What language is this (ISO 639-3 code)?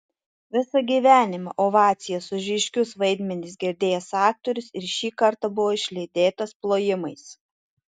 lit